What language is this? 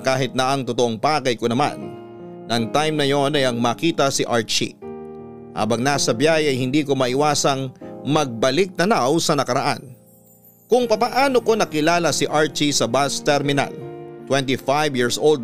Filipino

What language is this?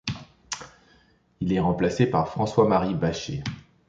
French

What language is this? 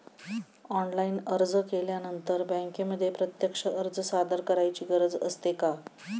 Marathi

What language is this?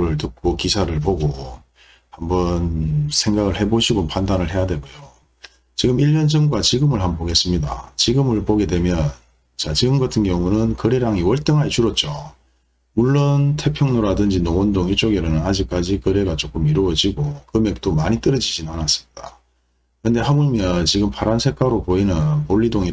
Korean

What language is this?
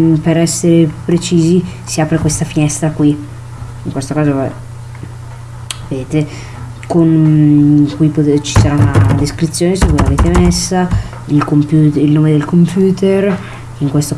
Italian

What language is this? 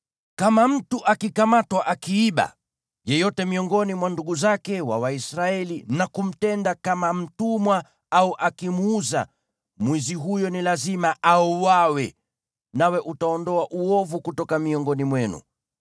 Swahili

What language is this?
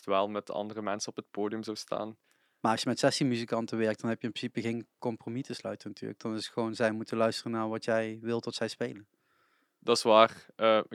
Dutch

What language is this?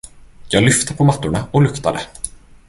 Swedish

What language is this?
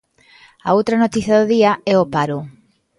Galician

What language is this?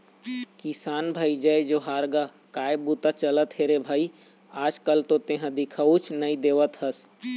Chhattisgarhi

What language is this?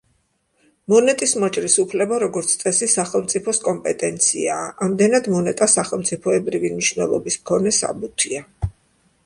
Georgian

